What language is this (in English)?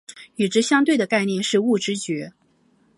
Chinese